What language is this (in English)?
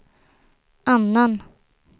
Swedish